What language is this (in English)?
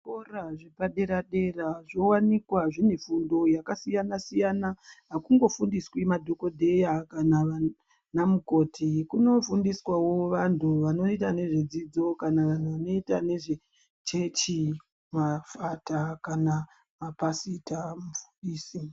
Ndau